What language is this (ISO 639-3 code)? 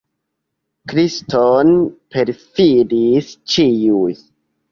epo